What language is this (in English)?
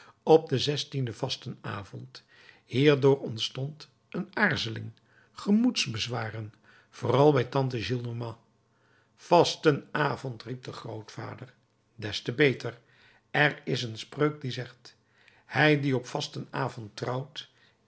Dutch